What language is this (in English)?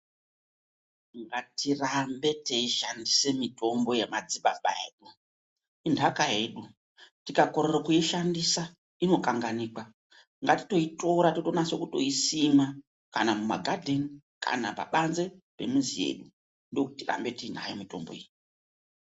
Ndau